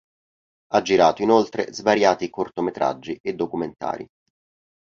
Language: Italian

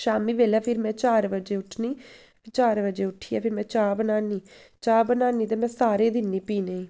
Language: Dogri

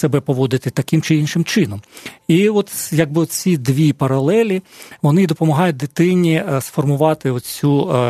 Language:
Ukrainian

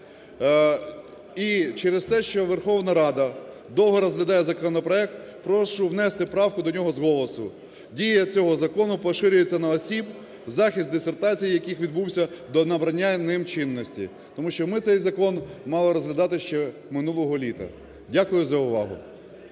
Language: Ukrainian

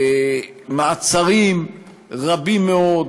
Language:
Hebrew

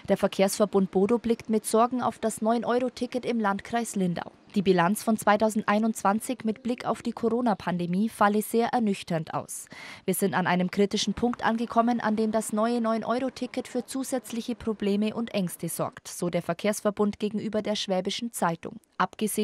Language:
German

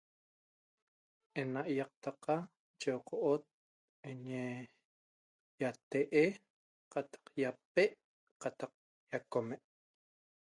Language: Toba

